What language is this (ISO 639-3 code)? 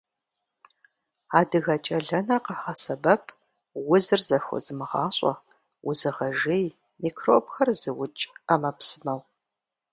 kbd